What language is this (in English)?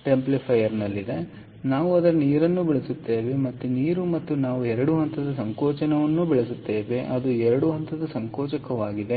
Kannada